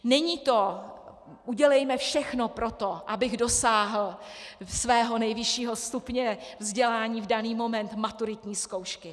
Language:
Czech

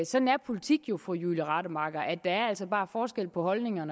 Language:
Danish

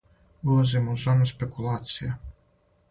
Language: Serbian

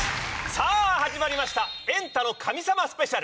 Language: Japanese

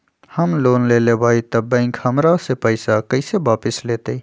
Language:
Magahi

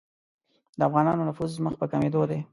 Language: Pashto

